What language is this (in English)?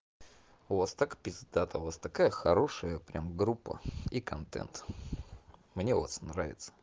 Russian